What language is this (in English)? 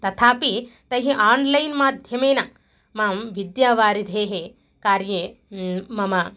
Sanskrit